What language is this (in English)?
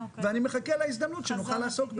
Hebrew